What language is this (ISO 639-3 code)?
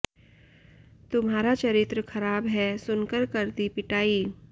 hin